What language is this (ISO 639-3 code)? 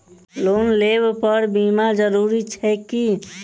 mai